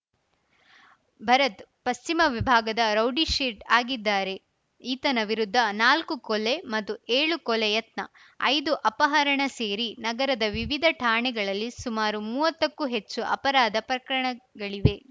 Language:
Kannada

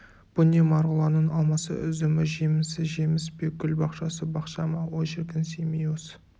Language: Kazakh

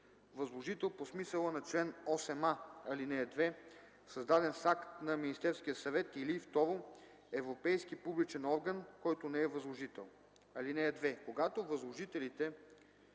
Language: Bulgarian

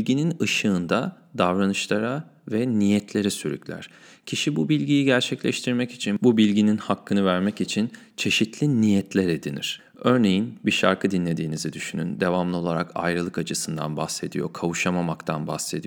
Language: Turkish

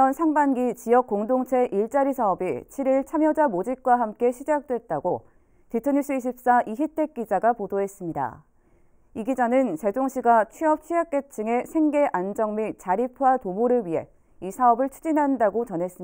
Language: Korean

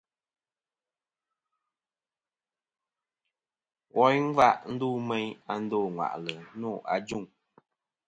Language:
Kom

